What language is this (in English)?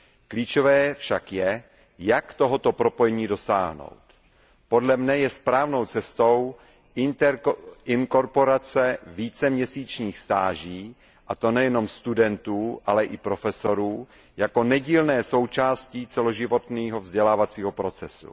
Czech